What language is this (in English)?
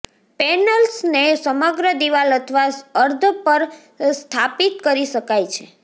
Gujarati